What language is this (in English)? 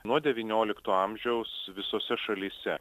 Lithuanian